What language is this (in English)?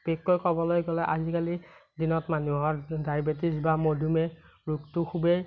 Assamese